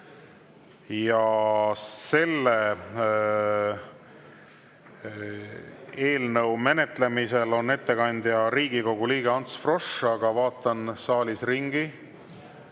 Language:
Estonian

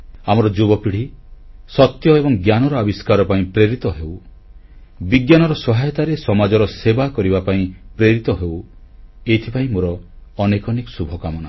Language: Odia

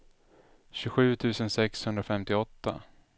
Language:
Swedish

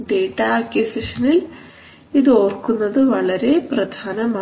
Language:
Malayalam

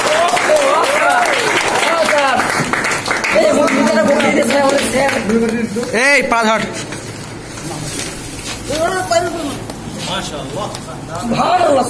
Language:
Korean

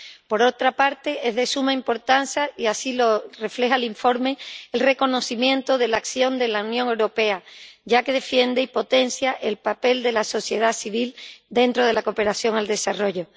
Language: Spanish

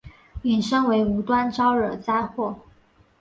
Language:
Chinese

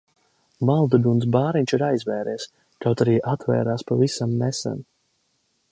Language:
Latvian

